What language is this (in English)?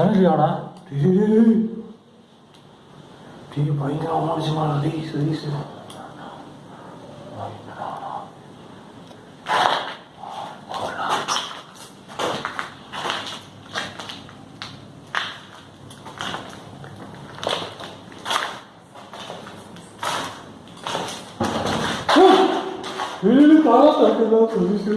Korean